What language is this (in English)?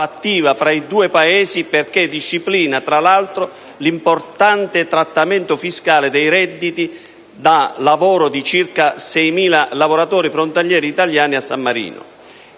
Italian